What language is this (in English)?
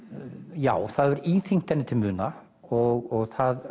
Icelandic